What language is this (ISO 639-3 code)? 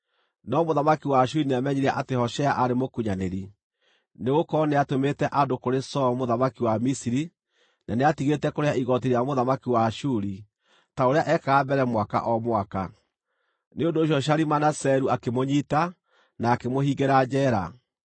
kik